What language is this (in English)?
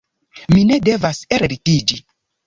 Esperanto